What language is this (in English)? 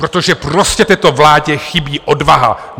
Czech